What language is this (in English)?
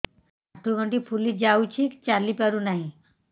Odia